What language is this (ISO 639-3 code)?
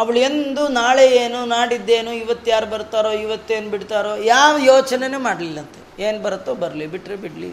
kan